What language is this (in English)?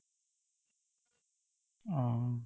Assamese